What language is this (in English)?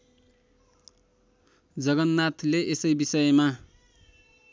Nepali